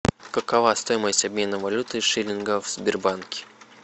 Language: Russian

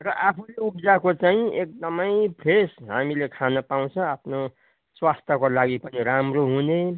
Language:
Nepali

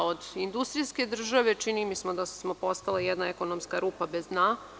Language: Serbian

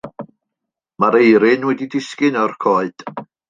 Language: Welsh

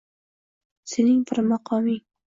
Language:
Uzbek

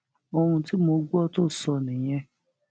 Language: Yoruba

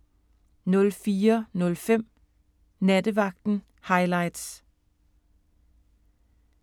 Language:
Danish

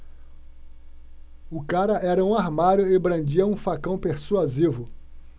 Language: Portuguese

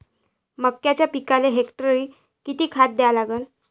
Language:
Marathi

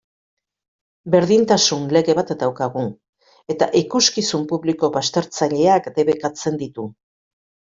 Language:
Basque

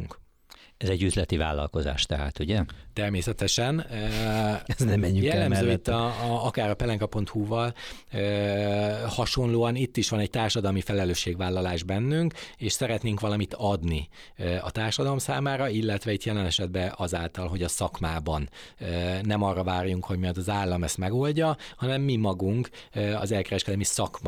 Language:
Hungarian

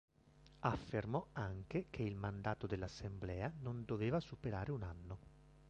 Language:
Italian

